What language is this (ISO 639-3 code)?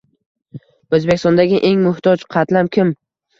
uzb